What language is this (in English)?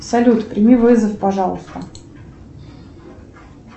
Russian